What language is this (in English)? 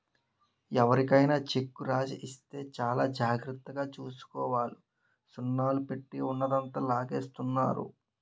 Telugu